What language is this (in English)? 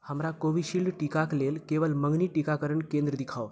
Maithili